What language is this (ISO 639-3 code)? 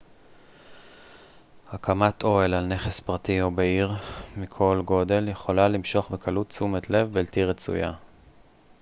heb